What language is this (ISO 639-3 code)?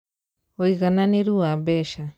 kik